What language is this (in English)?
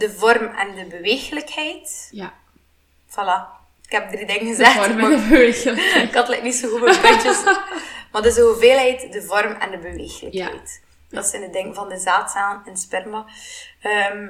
Dutch